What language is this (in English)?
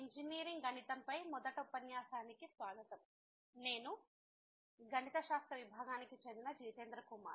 Telugu